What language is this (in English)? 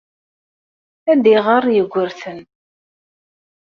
Kabyle